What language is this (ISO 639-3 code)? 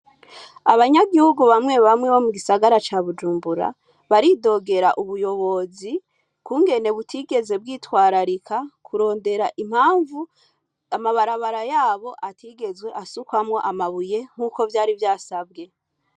run